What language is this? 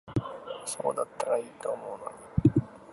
Japanese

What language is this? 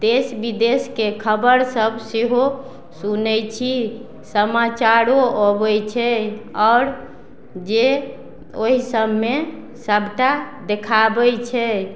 Maithili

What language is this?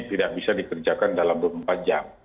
Indonesian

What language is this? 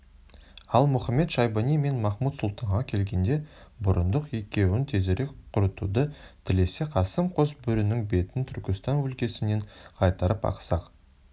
Kazakh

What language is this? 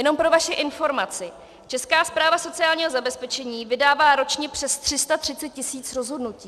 Czech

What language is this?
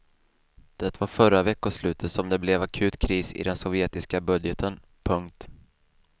Swedish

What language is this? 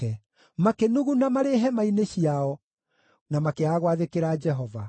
Kikuyu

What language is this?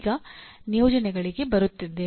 Kannada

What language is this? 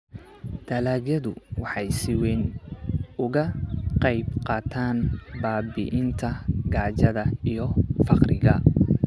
Somali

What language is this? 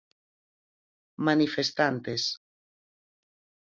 Galician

